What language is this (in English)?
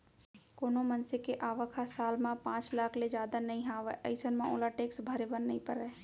Chhattisgarhi